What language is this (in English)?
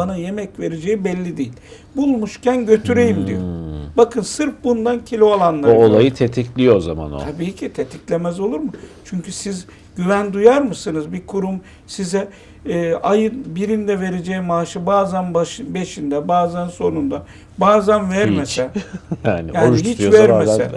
Turkish